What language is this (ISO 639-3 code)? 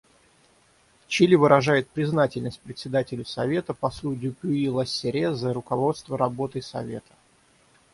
rus